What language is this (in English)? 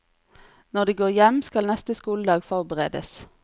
Norwegian